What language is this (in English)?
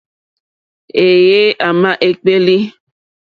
Mokpwe